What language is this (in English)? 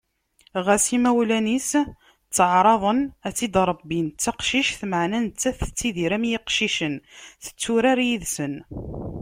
Kabyle